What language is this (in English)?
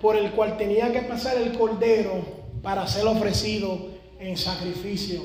Spanish